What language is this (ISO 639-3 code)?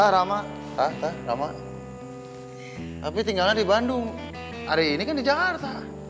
ind